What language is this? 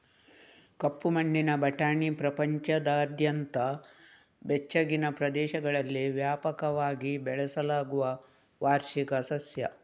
Kannada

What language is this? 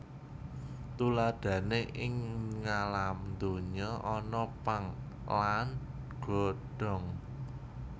Javanese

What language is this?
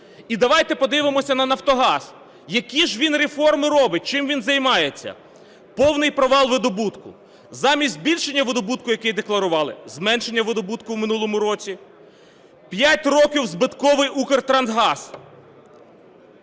Ukrainian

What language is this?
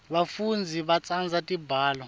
Swati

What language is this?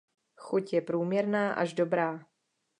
Czech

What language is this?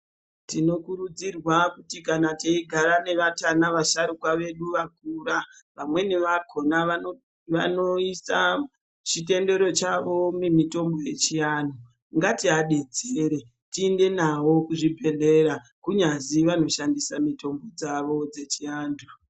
Ndau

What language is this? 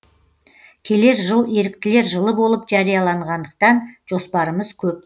Kazakh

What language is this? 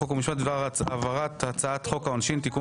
Hebrew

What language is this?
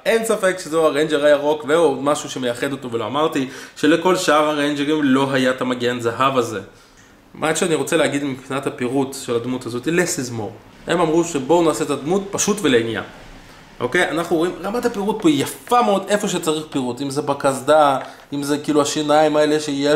Hebrew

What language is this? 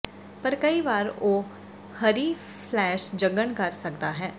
Punjabi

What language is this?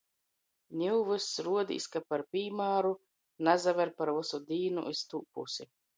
Latgalian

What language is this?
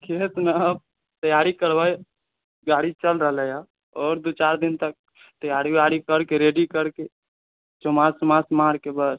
Maithili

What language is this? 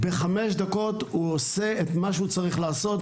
Hebrew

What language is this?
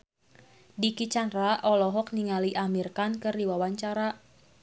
Sundanese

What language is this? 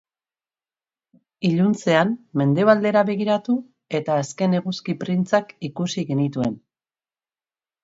Basque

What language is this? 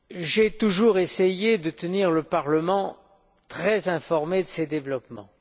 French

